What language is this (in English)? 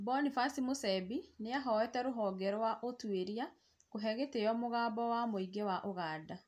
Kikuyu